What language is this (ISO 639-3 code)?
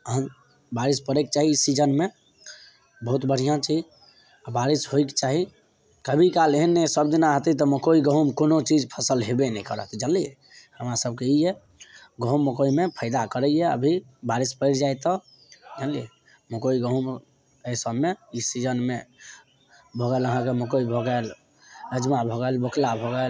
mai